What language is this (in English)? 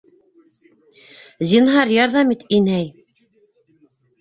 Bashkir